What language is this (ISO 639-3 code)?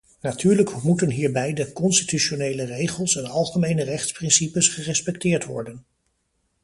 nld